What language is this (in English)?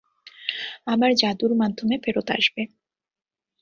Bangla